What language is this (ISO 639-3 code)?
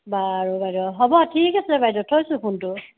asm